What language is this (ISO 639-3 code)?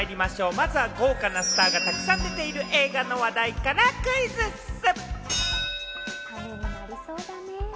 jpn